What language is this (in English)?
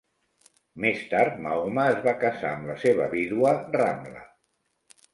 Catalan